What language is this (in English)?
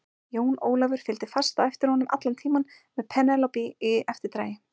Icelandic